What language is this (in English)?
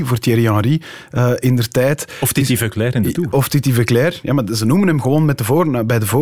Dutch